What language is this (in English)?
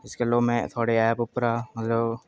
Dogri